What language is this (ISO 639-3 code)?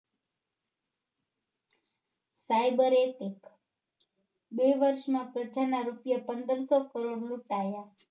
guj